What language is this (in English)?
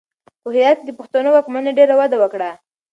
Pashto